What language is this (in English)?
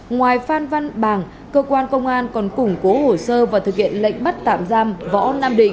Vietnamese